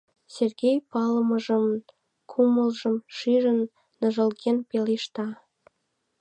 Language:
Mari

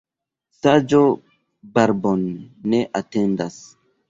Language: Esperanto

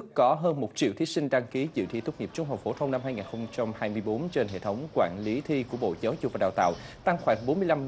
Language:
Vietnamese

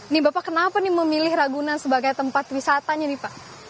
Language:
Indonesian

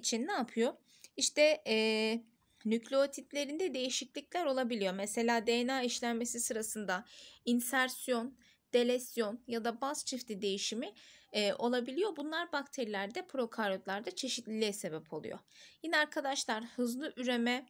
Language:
Turkish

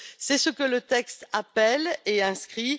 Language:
French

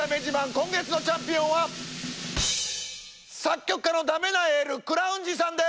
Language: Japanese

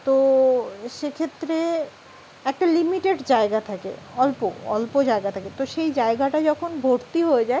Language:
Bangla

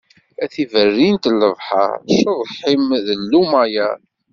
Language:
Kabyle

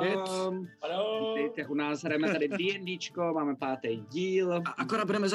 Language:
Czech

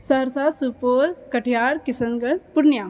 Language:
Maithili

